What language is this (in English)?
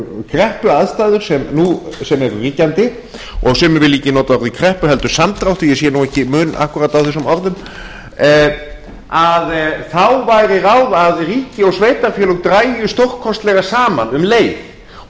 Icelandic